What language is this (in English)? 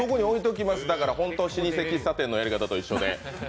Japanese